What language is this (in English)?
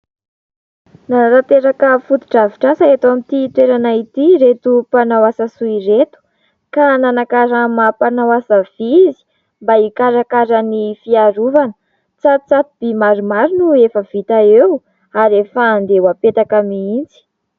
Malagasy